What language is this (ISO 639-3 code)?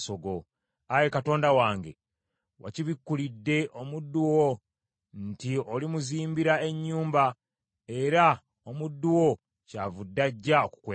lug